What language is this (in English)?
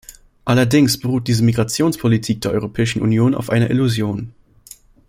German